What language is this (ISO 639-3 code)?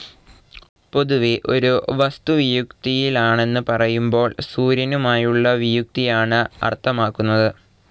mal